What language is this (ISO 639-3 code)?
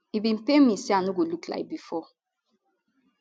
pcm